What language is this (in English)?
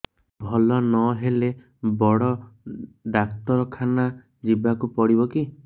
Odia